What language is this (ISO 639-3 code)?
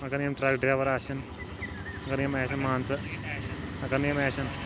kas